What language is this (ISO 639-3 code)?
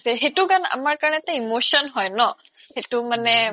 asm